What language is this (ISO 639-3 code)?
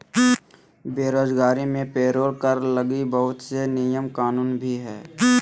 mag